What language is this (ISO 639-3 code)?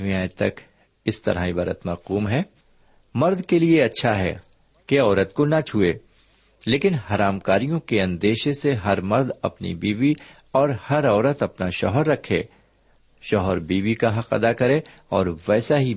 urd